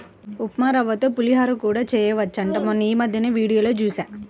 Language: Telugu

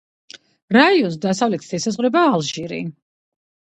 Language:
Georgian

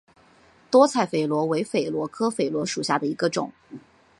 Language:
Chinese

